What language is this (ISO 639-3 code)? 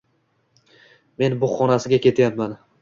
uzb